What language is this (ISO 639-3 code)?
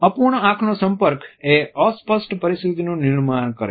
guj